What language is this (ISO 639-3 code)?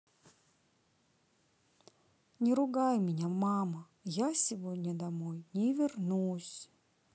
rus